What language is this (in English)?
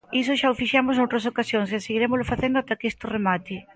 Galician